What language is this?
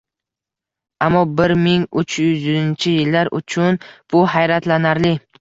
Uzbek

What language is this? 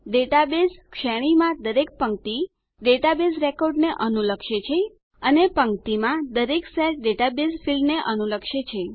Gujarati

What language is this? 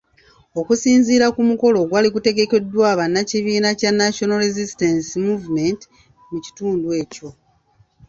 Ganda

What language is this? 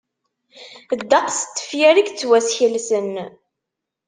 Kabyle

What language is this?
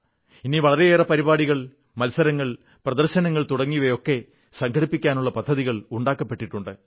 Malayalam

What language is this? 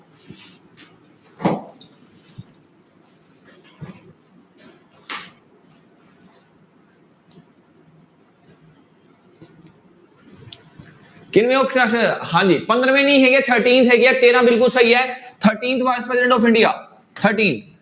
Punjabi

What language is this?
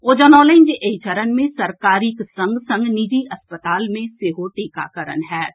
Maithili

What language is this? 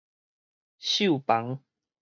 Min Nan Chinese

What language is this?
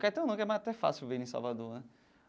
Portuguese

